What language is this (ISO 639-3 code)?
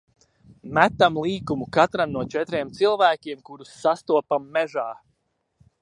lav